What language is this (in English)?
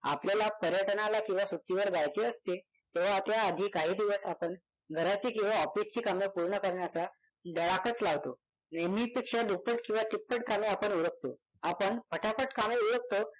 Marathi